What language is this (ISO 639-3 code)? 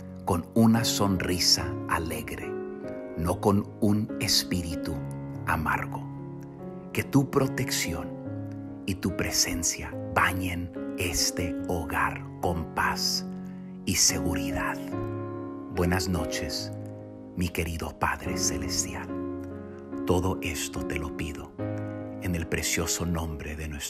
spa